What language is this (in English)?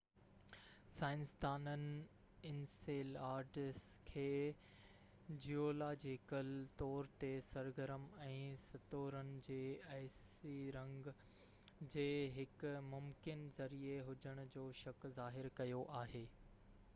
Sindhi